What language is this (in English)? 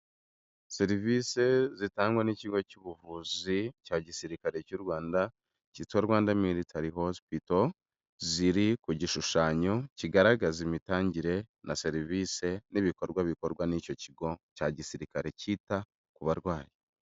Kinyarwanda